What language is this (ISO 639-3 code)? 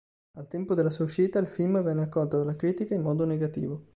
ita